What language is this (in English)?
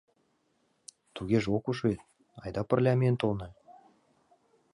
Mari